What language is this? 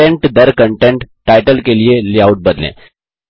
Hindi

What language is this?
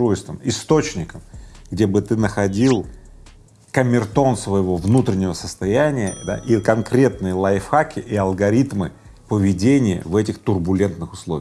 Russian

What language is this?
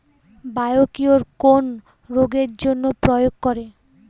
Bangla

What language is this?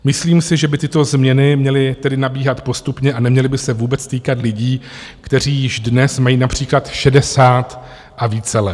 Czech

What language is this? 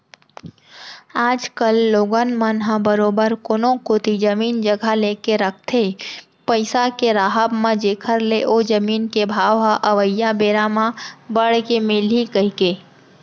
Chhattisgarhi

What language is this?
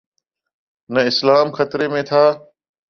Urdu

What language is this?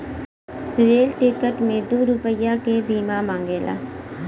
Bhojpuri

